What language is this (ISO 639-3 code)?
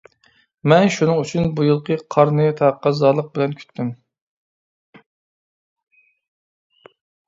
uig